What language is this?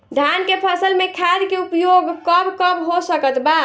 Bhojpuri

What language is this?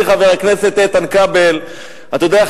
Hebrew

